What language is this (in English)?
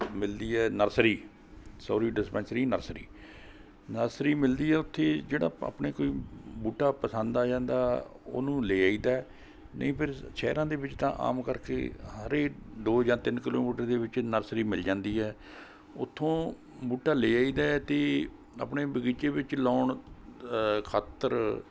Punjabi